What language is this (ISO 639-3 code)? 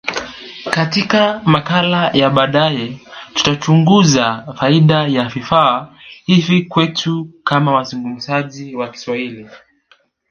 swa